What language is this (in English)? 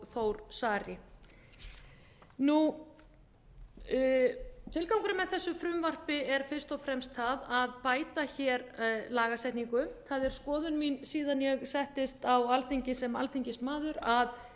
Icelandic